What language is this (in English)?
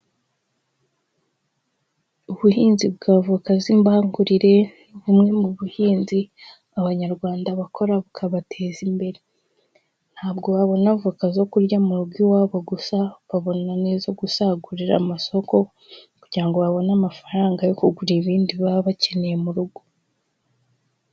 Kinyarwanda